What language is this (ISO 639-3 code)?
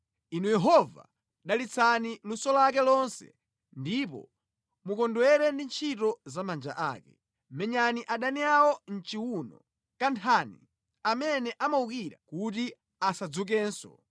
nya